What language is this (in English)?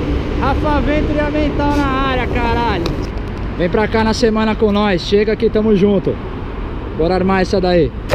Portuguese